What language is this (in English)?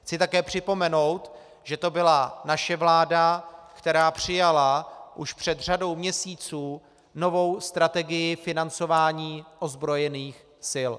Czech